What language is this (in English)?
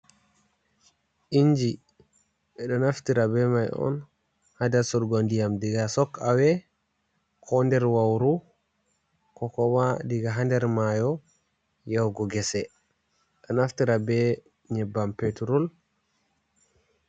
Fula